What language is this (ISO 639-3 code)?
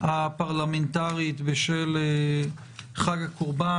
heb